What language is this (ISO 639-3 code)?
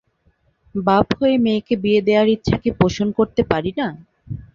ben